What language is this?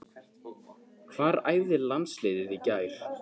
Icelandic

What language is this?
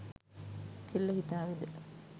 Sinhala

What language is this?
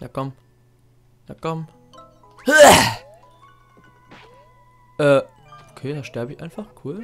German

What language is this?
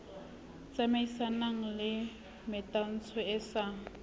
Southern Sotho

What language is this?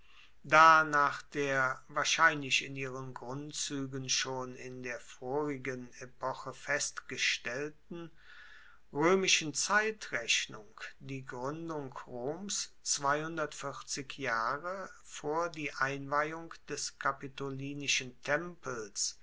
German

